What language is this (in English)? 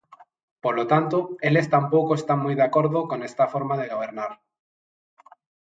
Galician